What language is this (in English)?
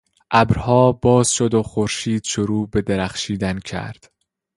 Persian